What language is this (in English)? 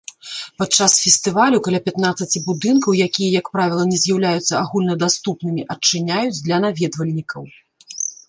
Belarusian